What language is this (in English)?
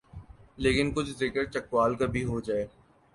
Urdu